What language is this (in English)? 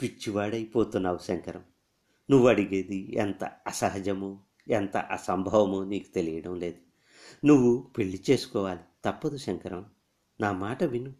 Telugu